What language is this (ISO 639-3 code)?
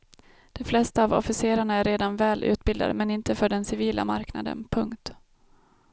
swe